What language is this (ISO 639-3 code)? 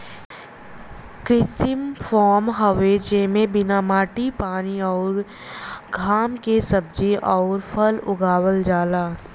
bho